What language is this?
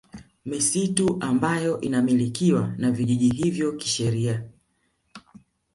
Swahili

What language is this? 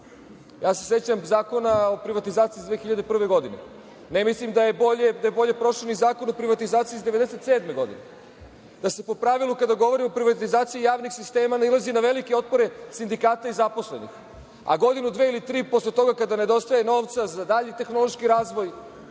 Serbian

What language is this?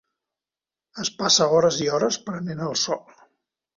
Catalan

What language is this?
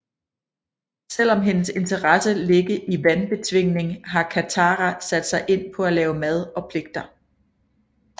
Danish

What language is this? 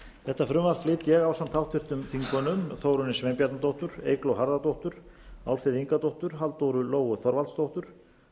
Icelandic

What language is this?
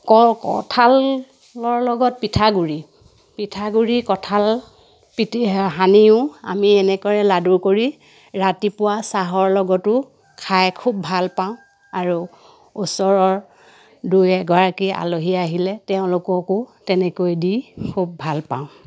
Assamese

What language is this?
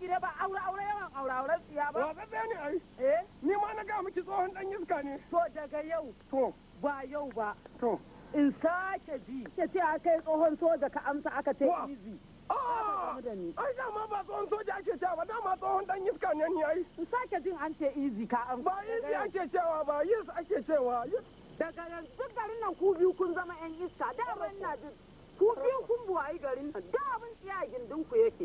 Turkish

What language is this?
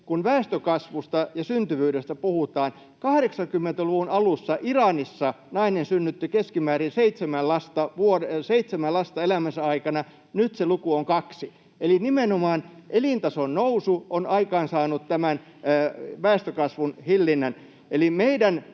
Finnish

